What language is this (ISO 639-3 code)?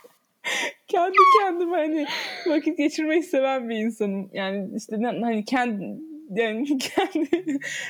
tur